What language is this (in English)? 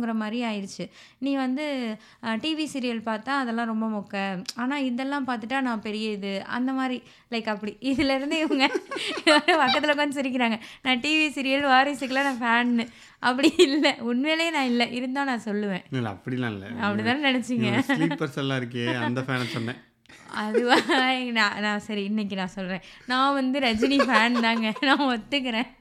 Tamil